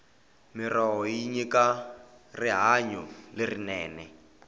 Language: Tsonga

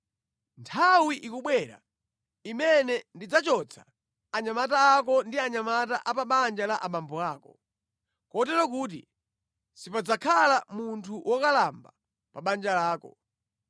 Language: Nyanja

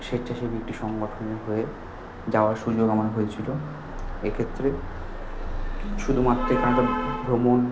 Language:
Bangla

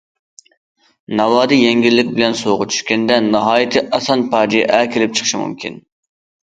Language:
Uyghur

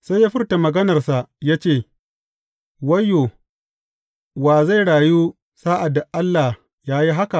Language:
Hausa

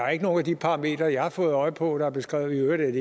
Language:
Danish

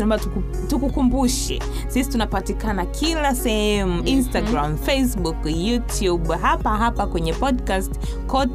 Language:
Swahili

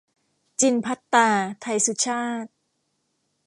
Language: Thai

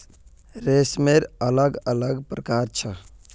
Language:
Magahi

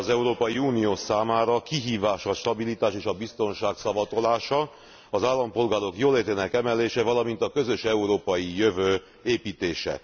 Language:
Hungarian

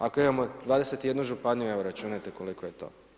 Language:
Croatian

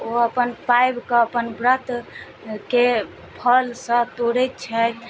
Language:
Maithili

